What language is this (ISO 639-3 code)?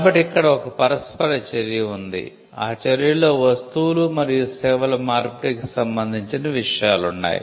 tel